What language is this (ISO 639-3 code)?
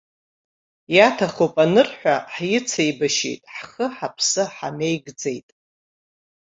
abk